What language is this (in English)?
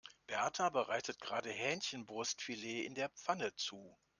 German